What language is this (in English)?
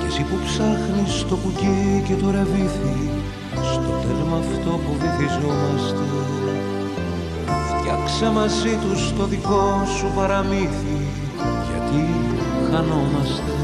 Greek